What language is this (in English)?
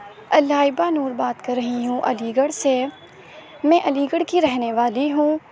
Urdu